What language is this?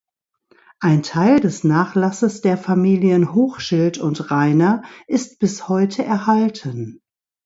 German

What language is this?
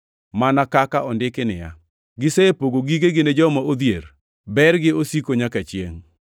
Luo (Kenya and Tanzania)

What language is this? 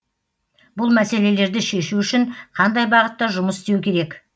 Kazakh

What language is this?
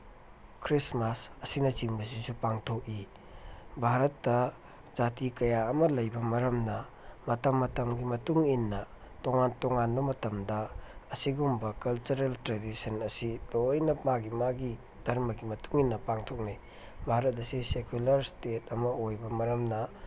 Manipuri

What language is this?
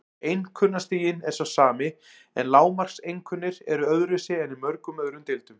Icelandic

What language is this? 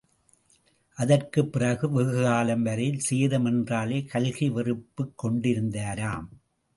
Tamil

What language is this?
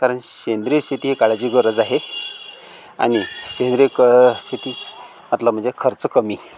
Marathi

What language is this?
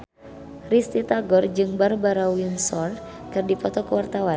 Sundanese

